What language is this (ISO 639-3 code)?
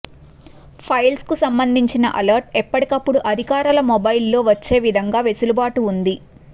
tel